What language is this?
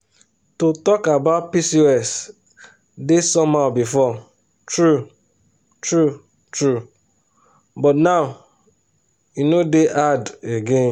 Nigerian Pidgin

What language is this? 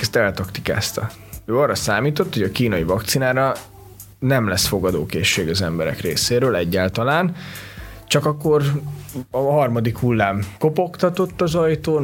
Hungarian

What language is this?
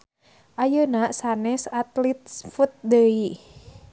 Sundanese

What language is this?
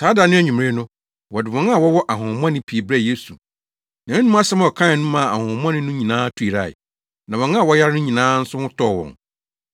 Akan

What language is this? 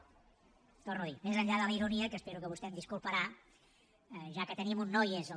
Catalan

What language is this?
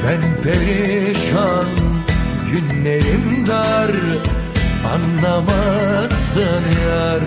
Turkish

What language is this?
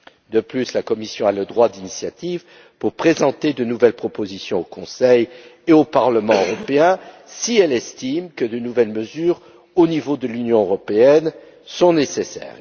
French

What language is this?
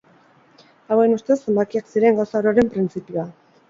Basque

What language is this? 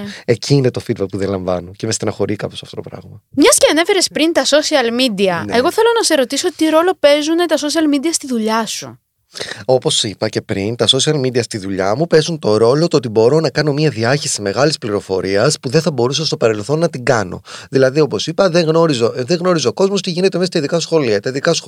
Greek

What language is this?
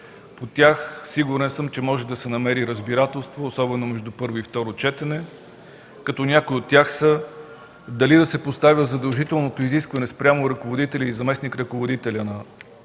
Bulgarian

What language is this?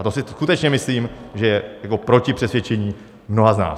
Czech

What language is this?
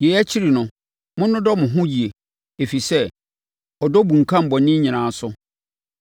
Akan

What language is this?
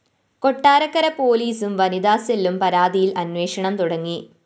Malayalam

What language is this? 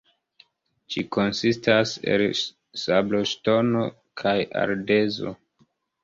Esperanto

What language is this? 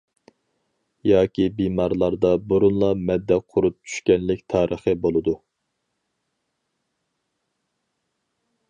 Uyghur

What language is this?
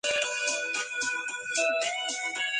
Spanish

